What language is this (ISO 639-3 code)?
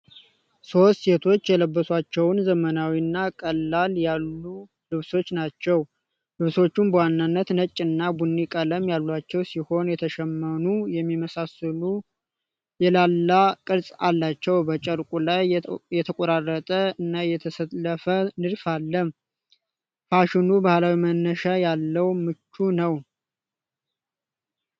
amh